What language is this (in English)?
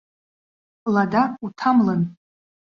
Abkhazian